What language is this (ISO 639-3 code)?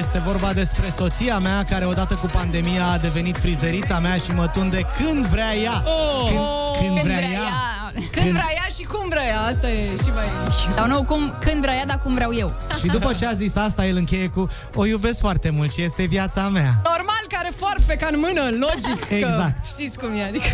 ron